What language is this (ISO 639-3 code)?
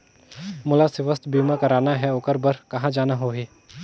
hne